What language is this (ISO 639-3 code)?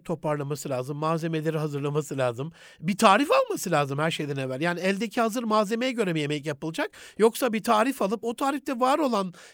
tur